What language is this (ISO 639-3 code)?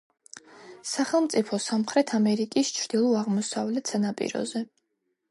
kat